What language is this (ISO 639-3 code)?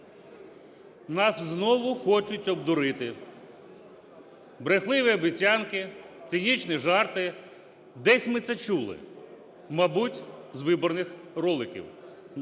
ukr